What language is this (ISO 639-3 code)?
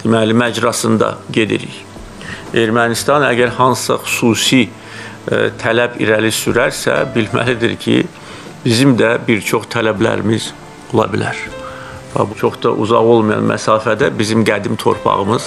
tur